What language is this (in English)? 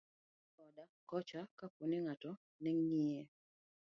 Luo (Kenya and Tanzania)